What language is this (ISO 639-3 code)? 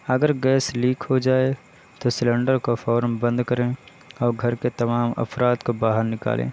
urd